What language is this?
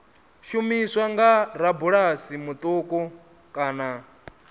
Venda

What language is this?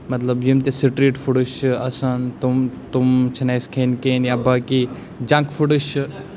Kashmiri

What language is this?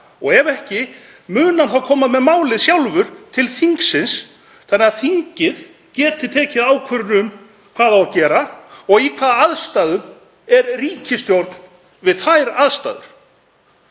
Icelandic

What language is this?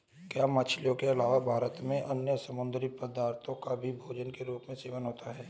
Hindi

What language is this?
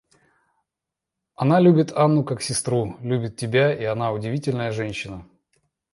Russian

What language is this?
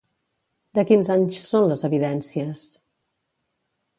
Catalan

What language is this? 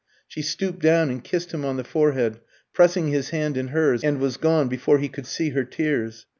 English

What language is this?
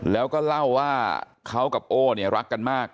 Thai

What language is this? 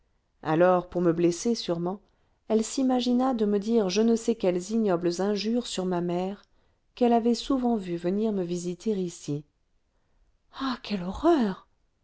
French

